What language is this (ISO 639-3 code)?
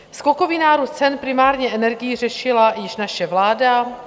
ces